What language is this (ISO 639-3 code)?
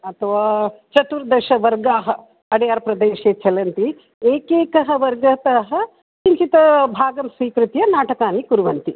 san